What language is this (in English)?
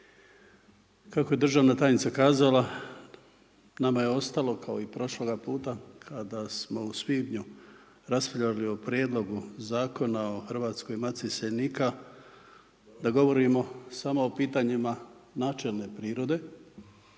Croatian